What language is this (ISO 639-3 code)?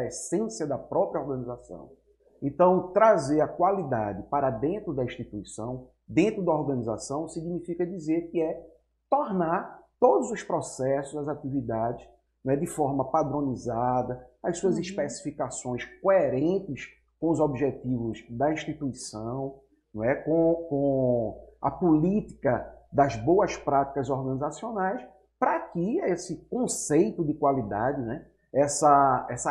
por